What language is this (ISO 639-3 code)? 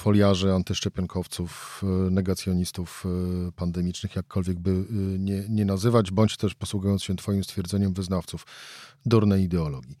pol